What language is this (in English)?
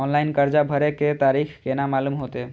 Maithili